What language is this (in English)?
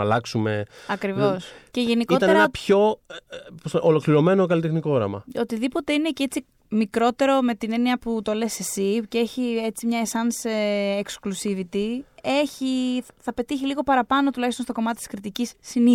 Greek